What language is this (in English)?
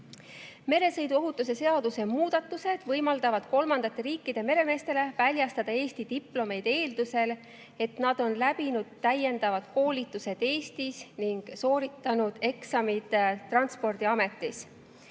Estonian